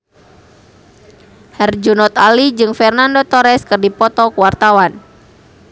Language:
Sundanese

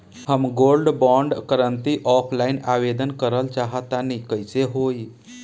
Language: Bhojpuri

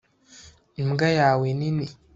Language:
Kinyarwanda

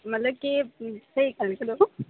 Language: Dogri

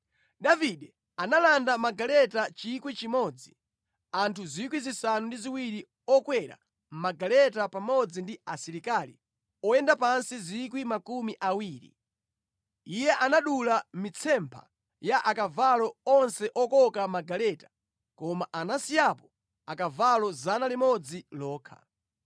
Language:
Nyanja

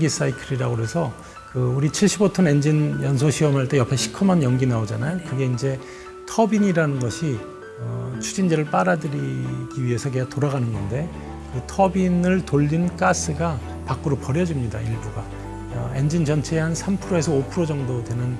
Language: Korean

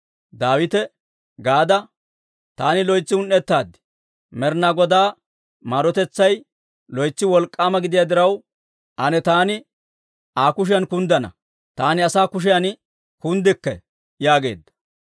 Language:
Dawro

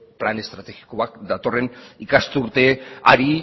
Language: Basque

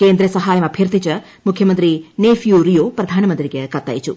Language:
Malayalam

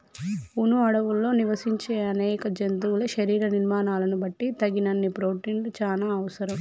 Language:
Telugu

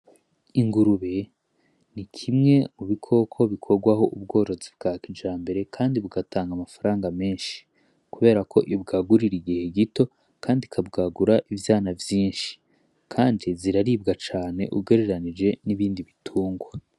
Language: Rundi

